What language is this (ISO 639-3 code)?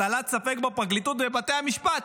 heb